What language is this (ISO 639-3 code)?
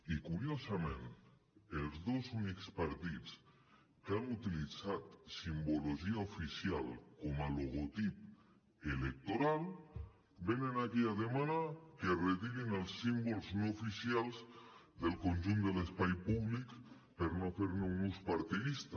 cat